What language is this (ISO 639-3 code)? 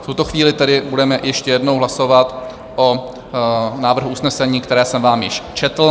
ces